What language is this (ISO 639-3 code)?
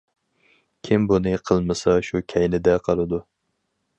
uig